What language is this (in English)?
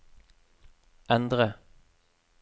Norwegian